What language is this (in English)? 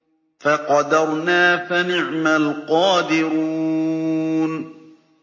Arabic